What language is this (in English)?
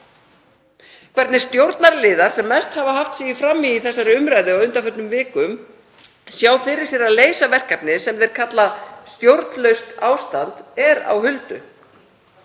Icelandic